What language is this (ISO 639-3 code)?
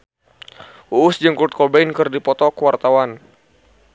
sun